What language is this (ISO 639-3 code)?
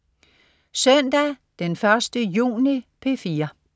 dan